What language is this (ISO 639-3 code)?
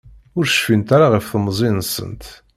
kab